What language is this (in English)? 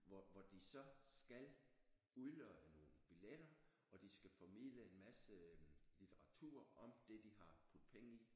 Danish